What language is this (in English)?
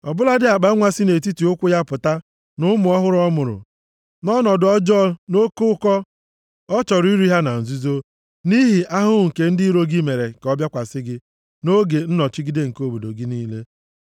Igbo